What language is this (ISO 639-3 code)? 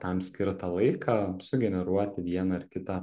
lit